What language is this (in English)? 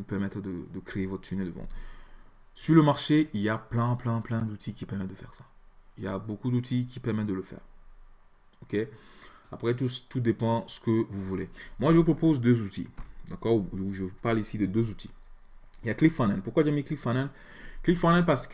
French